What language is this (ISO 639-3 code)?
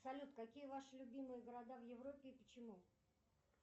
rus